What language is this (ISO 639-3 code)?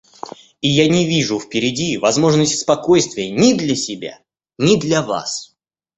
rus